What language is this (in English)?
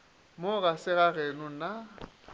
Northern Sotho